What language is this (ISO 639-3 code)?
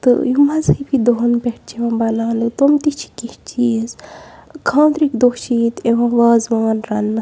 kas